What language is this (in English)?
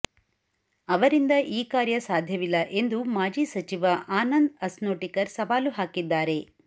Kannada